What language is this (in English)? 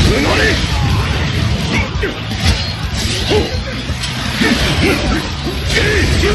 Japanese